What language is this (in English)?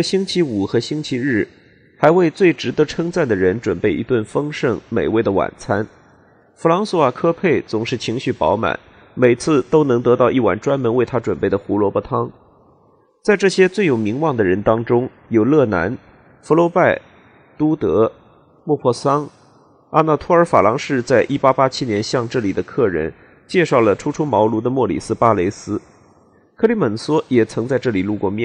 Chinese